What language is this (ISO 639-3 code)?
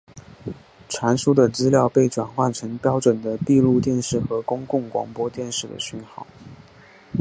zho